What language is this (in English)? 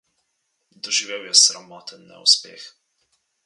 Slovenian